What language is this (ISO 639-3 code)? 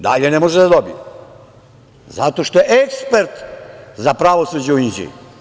srp